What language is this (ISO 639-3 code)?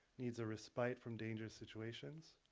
eng